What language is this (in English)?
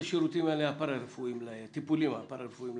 Hebrew